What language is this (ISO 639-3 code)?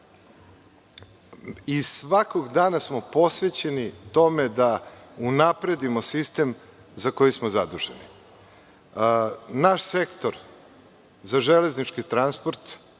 srp